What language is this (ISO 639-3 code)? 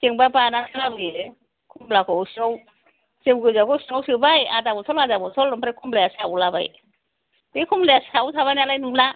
brx